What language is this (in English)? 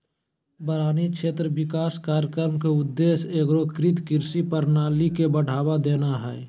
Magahi